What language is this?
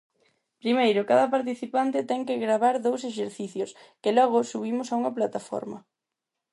Galician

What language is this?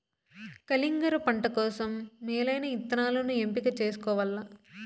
Telugu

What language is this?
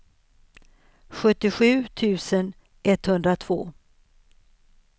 Swedish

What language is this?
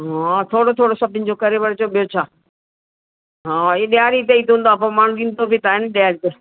Sindhi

